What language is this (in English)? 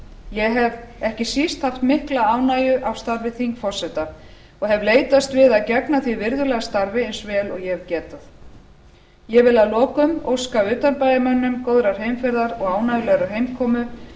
Icelandic